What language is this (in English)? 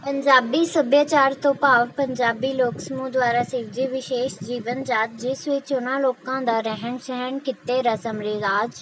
Punjabi